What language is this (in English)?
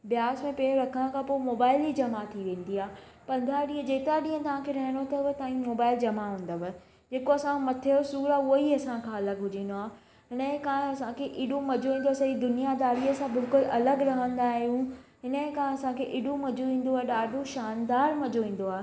Sindhi